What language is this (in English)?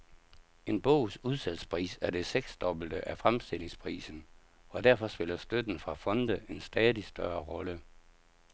Danish